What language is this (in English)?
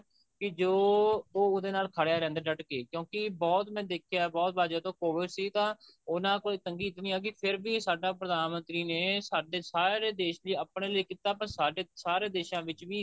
Punjabi